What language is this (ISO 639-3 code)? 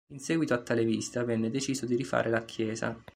ita